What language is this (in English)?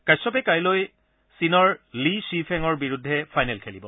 Assamese